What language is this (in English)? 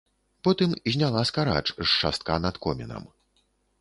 Belarusian